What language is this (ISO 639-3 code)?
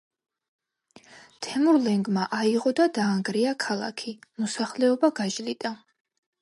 kat